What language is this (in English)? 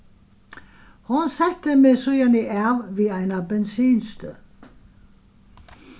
Faroese